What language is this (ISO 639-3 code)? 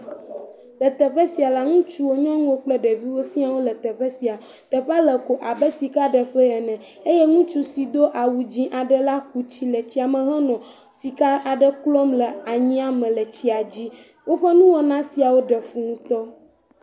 ewe